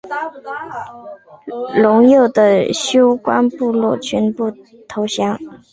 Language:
Chinese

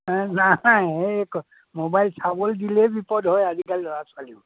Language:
Assamese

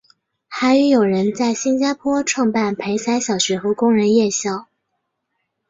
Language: Chinese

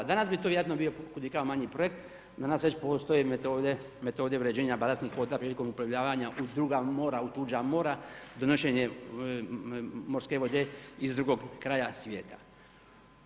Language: Croatian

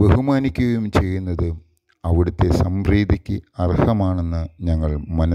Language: Romanian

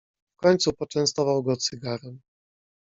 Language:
Polish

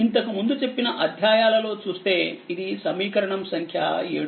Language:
Telugu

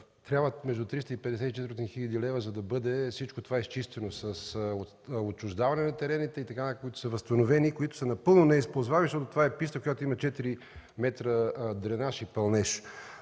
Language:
Bulgarian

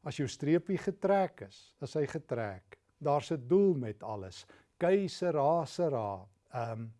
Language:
Dutch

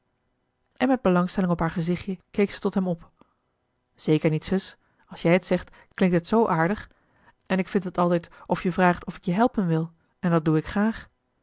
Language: Dutch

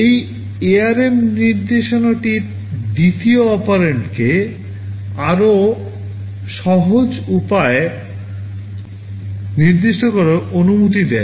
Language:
Bangla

